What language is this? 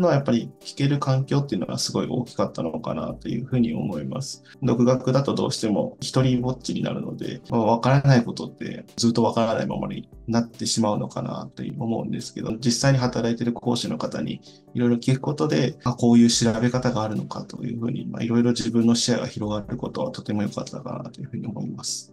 Japanese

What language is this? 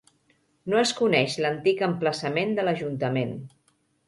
Catalan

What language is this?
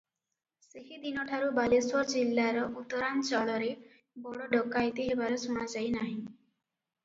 Odia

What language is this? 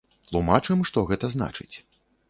Belarusian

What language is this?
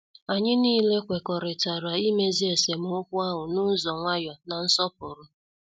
Igbo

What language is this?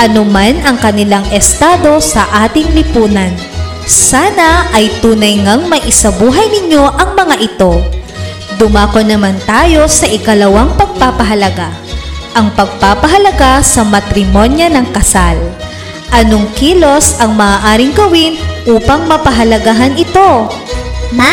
Filipino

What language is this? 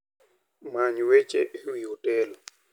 Luo (Kenya and Tanzania)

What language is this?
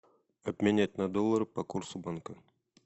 Russian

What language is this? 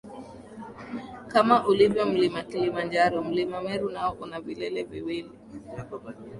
Swahili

